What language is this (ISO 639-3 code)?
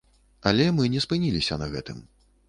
bel